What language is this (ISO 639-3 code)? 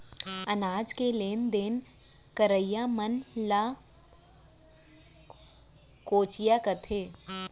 hne